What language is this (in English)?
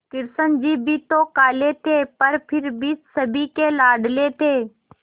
Hindi